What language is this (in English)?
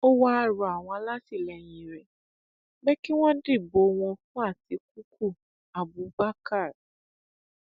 Yoruba